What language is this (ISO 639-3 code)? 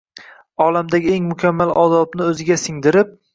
uzb